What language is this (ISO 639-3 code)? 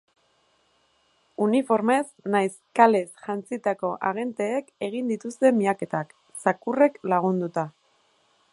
eus